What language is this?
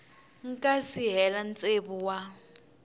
Tsonga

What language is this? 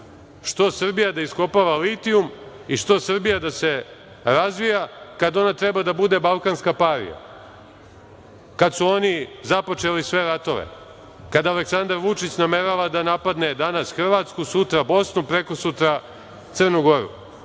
Serbian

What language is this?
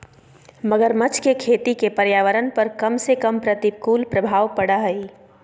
Magahi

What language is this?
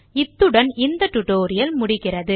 Tamil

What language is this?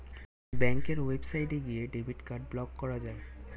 Bangla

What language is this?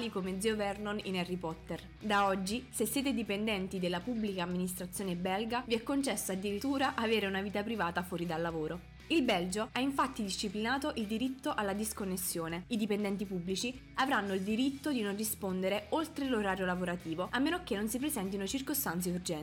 Italian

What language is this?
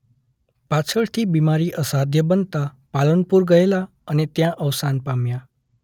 Gujarati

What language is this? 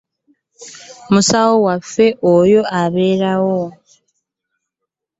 Ganda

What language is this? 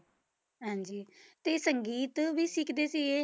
Punjabi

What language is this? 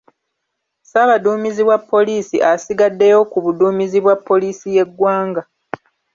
Ganda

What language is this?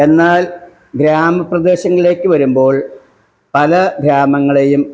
Malayalam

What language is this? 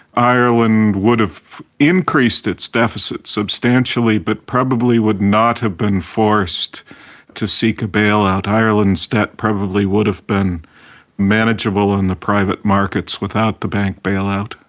English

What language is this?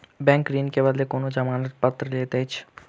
Maithili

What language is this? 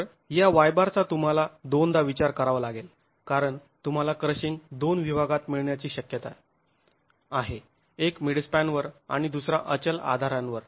Marathi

